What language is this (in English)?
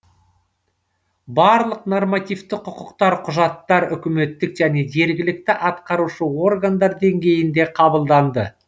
Kazakh